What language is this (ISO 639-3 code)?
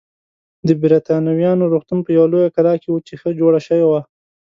pus